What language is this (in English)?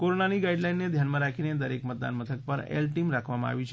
Gujarati